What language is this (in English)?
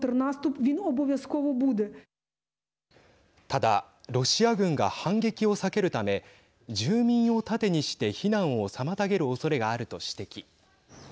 Japanese